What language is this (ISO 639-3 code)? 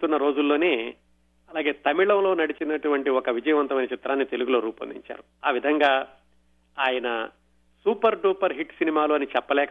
tel